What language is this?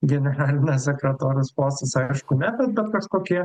Lithuanian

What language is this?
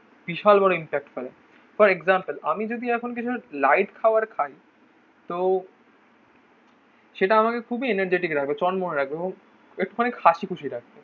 Bangla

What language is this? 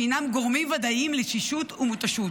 Hebrew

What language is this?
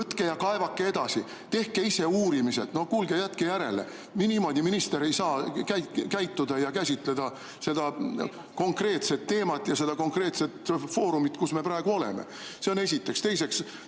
Estonian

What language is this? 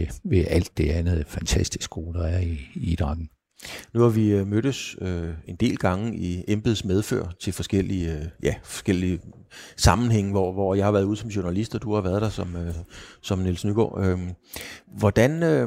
Danish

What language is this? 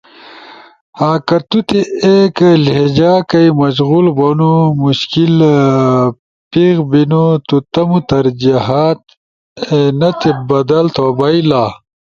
Ushojo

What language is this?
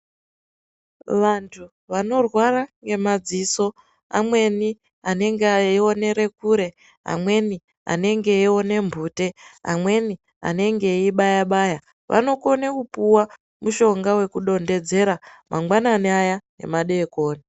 Ndau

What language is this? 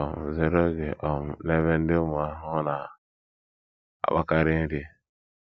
Igbo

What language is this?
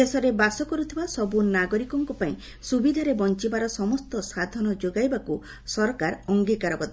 Odia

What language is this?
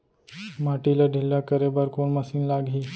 Chhattisgarhi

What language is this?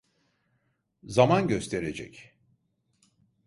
Turkish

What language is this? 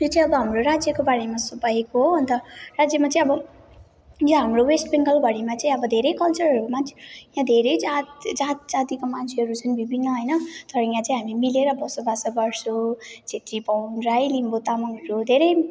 Nepali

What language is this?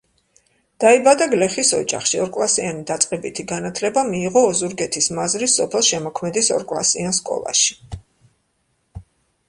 Georgian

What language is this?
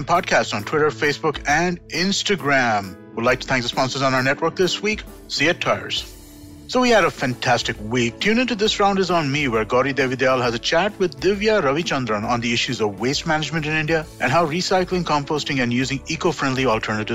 Kannada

